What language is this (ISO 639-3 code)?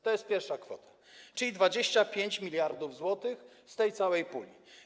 pol